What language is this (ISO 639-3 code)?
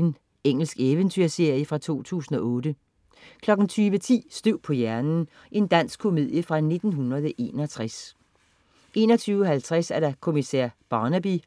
dan